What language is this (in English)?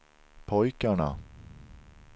Swedish